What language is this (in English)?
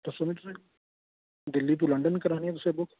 Dogri